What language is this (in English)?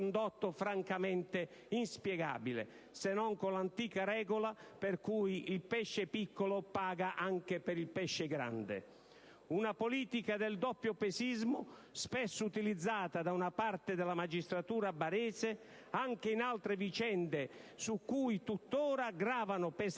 Italian